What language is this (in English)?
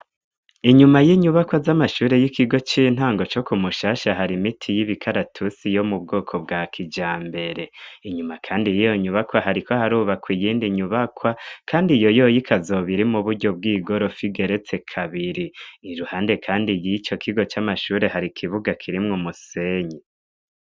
Rundi